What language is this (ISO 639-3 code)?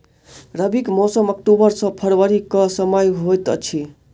mai